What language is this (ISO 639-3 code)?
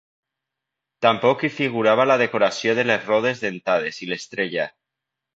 cat